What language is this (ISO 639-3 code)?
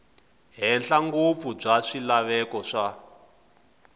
tso